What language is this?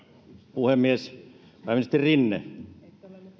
Finnish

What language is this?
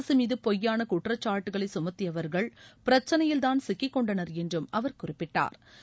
Tamil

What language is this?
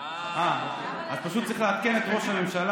Hebrew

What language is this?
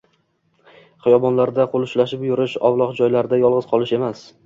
Uzbek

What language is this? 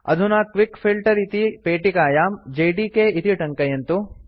Sanskrit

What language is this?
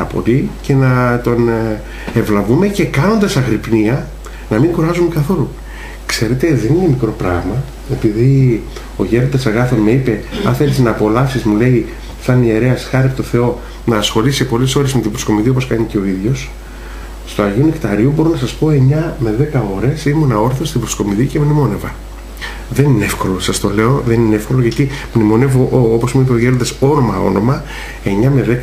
Greek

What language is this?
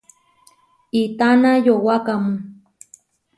Huarijio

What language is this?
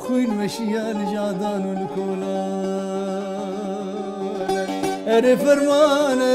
Arabic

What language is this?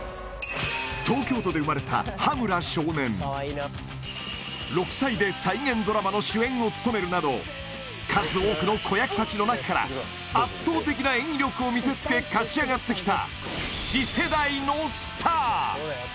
Japanese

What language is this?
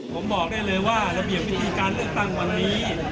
Thai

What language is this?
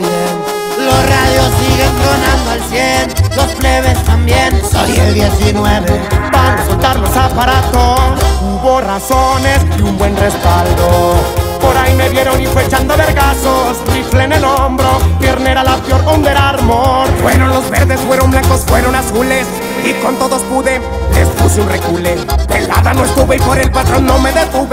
Spanish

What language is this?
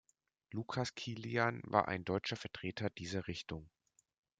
German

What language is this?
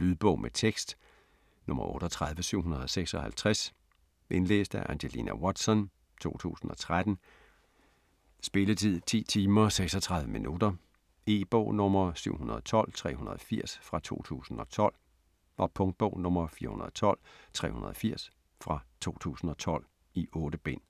Danish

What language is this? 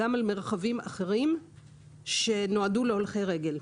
Hebrew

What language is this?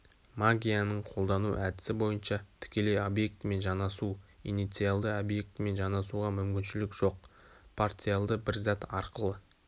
Kazakh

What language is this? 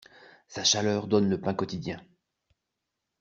French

